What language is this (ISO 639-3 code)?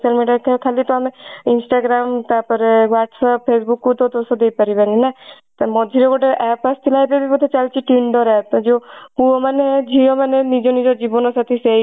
ori